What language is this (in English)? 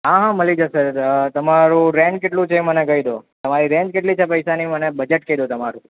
Gujarati